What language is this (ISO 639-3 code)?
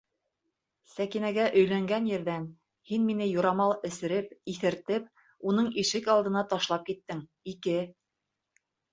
bak